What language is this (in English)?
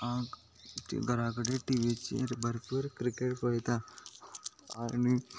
Konkani